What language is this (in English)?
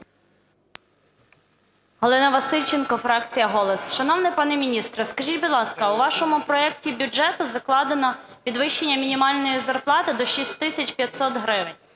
Ukrainian